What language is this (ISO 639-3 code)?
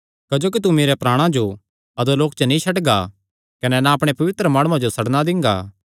xnr